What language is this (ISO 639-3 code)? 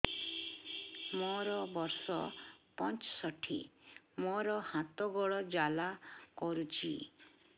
ori